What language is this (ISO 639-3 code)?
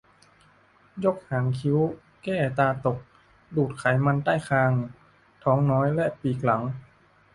tha